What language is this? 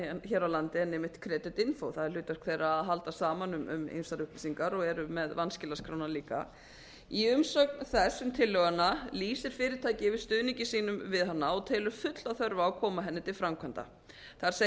Icelandic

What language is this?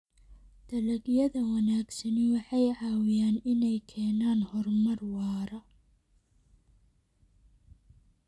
Somali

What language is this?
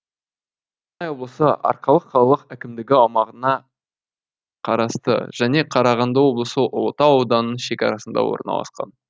Kazakh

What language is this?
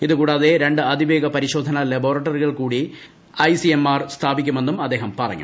Malayalam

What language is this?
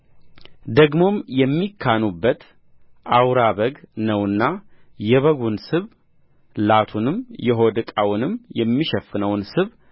Amharic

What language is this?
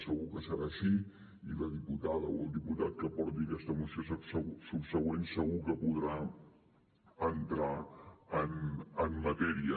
Catalan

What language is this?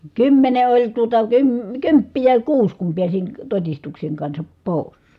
Finnish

